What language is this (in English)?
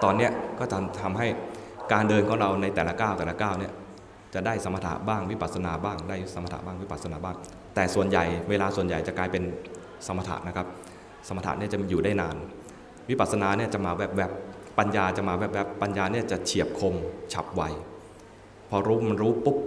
Thai